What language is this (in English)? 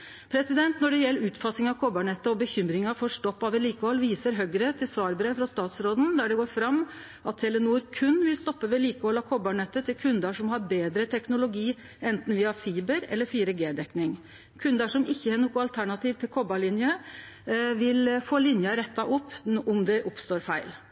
Norwegian Nynorsk